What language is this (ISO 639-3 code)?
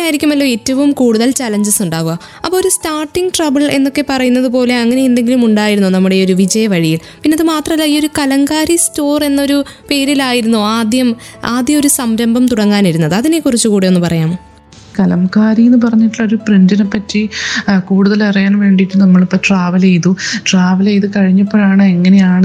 mal